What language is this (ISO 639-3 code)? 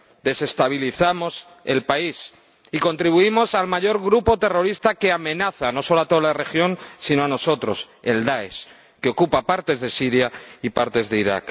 spa